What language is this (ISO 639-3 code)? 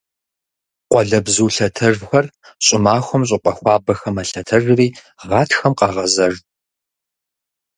kbd